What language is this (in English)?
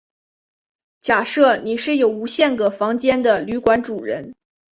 Chinese